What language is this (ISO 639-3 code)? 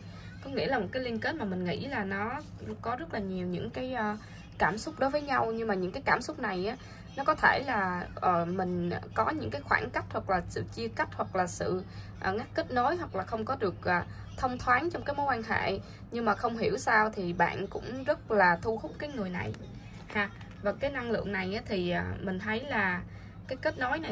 vie